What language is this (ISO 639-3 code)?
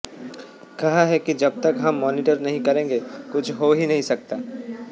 hin